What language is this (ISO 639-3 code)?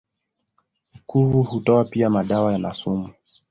swa